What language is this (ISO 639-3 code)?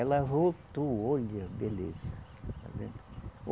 por